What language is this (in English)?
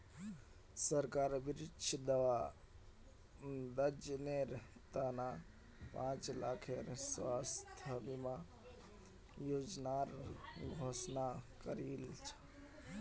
Magahi